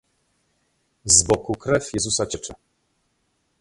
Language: Polish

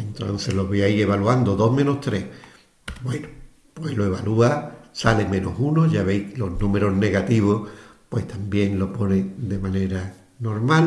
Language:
Spanish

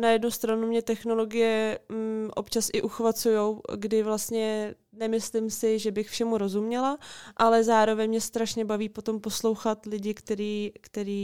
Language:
Czech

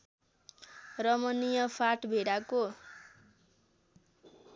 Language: Nepali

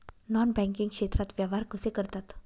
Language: Marathi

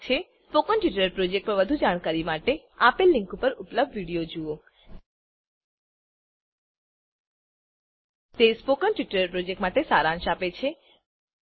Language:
Gujarati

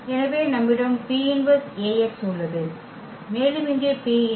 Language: Tamil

